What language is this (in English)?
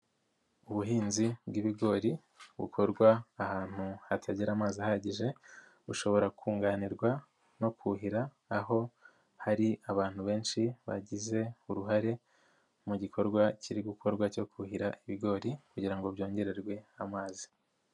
Kinyarwanda